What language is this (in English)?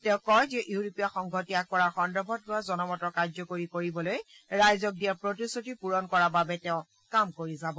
Assamese